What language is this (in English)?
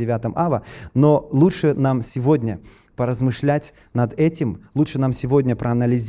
Russian